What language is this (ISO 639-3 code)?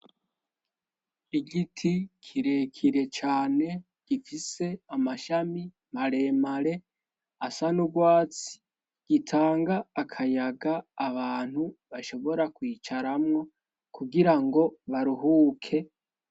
run